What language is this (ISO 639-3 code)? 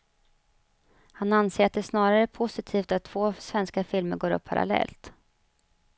swe